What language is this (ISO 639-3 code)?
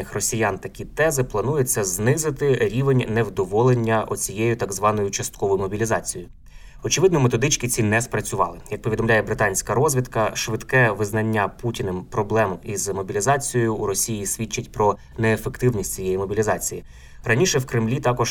ukr